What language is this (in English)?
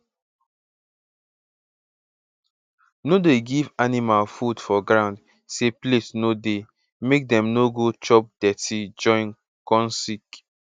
Nigerian Pidgin